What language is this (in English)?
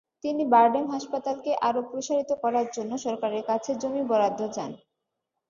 Bangla